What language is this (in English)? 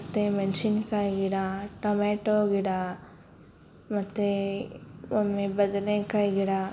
Kannada